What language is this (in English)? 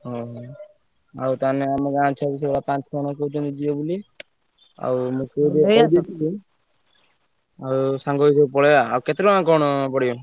Odia